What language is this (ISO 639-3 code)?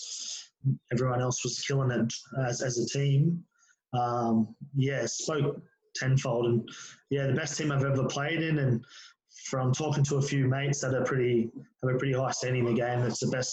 eng